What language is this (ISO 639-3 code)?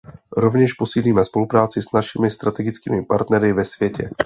ces